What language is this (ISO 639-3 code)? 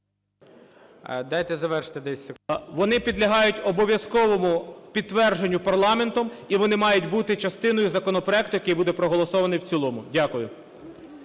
ukr